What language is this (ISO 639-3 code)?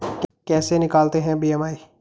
hin